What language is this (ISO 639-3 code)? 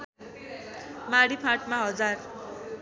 nep